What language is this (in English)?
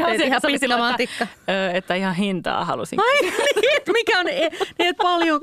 Finnish